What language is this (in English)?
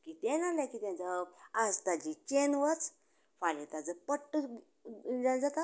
Konkani